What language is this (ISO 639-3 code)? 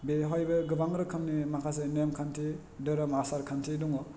brx